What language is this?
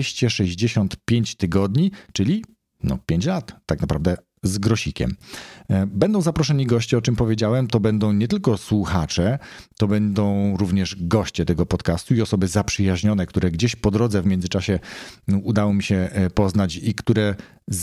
Polish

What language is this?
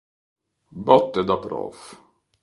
Italian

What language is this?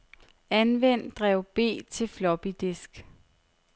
Danish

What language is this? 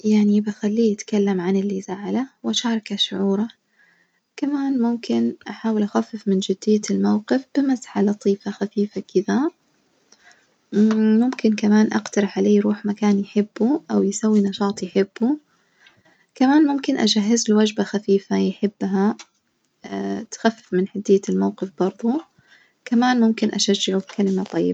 Najdi Arabic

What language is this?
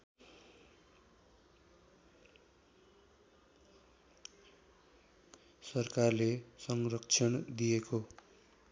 Nepali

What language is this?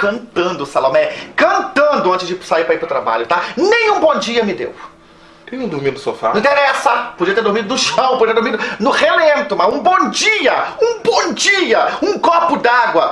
Portuguese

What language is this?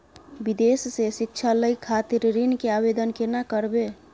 Maithili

